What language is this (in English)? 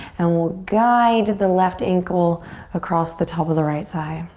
English